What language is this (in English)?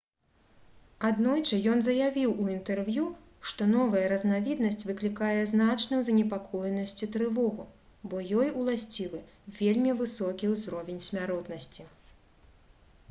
Belarusian